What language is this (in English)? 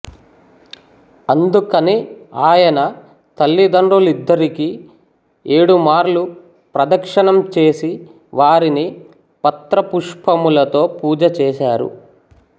Telugu